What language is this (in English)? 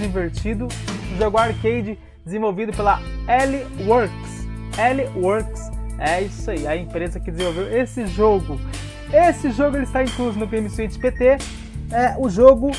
Portuguese